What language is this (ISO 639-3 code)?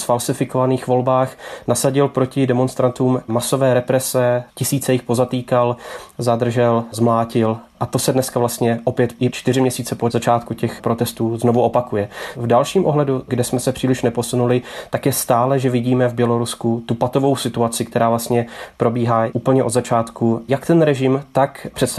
ces